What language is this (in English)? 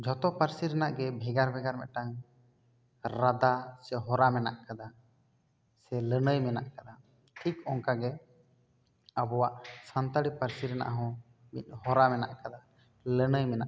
Santali